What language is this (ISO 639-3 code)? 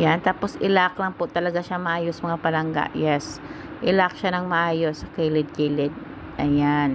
fil